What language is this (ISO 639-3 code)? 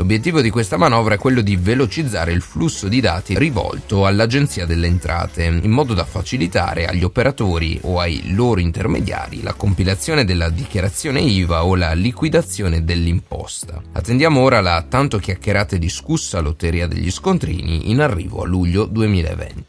ita